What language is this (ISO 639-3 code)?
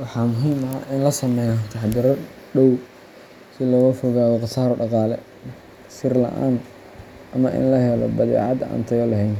som